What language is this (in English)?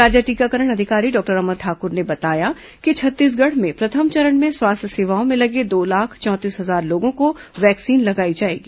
Hindi